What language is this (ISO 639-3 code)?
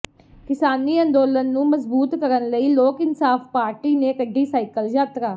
pan